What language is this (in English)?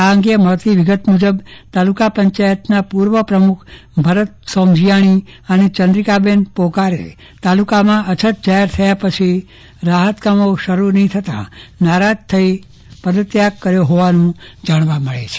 Gujarati